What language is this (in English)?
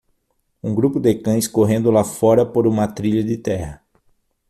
Portuguese